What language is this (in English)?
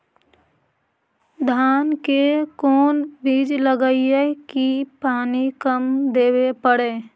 Magahi